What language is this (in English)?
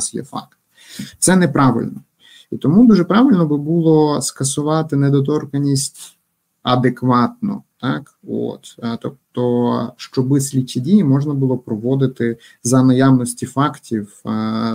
Ukrainian